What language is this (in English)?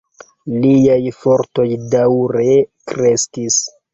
Esperanto